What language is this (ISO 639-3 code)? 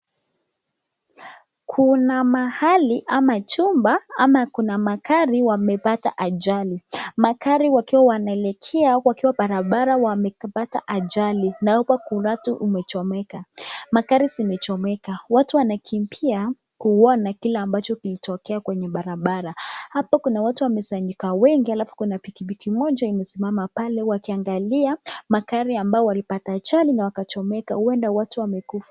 swa